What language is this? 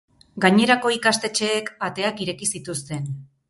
Basque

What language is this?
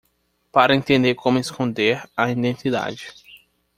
Portuguese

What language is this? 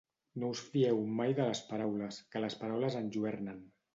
Catalan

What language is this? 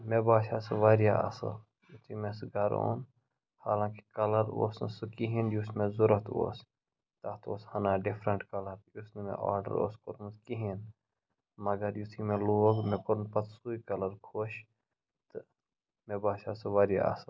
Kashmiri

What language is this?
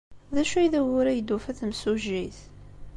Kabyle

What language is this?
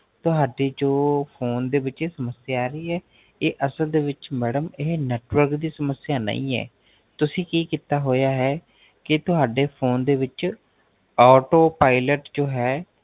Punjabi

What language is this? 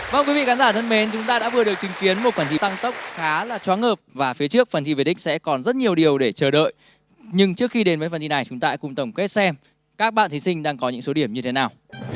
Vietnamese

